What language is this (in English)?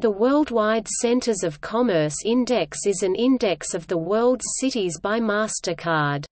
English